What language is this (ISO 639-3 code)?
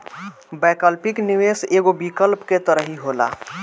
bho